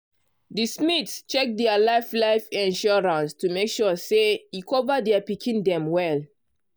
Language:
Nigerian Pidgin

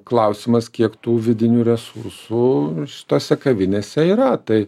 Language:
Lithuanian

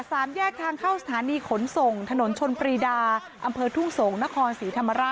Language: Thai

